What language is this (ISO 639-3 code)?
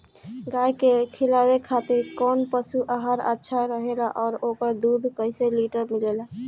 bho